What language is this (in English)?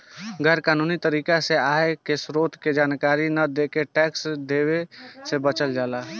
Bhojpuri